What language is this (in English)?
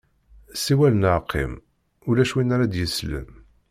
Kabyle